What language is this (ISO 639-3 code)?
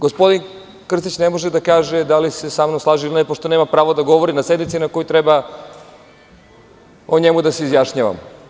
srp